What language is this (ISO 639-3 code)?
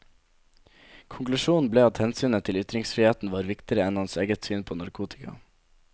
nor